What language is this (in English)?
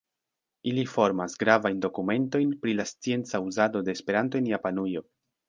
Esperanto